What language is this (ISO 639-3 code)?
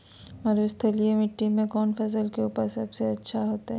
mag